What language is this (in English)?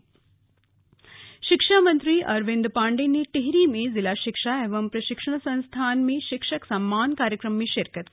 Hindi